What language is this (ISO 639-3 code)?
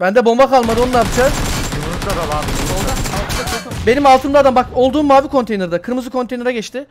tur